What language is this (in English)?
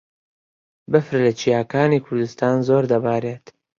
Central Kurdish